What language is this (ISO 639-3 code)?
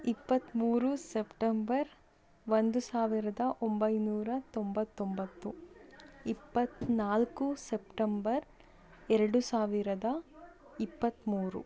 kan